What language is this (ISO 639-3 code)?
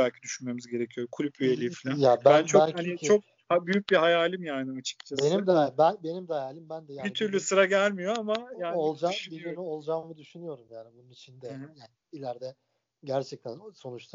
tur